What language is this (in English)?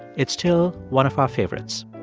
English